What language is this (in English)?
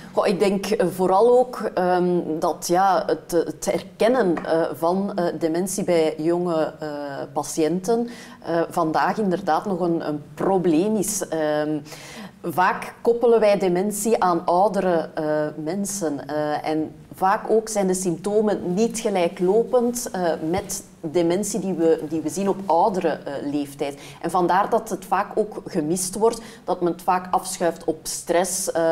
Dutch